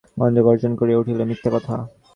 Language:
Bangla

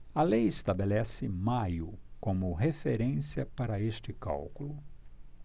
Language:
Portuguese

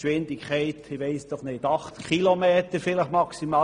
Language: Swiss German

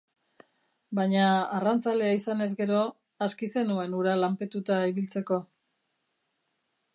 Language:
Basque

